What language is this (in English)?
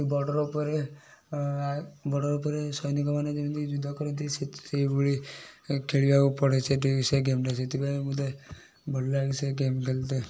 Odia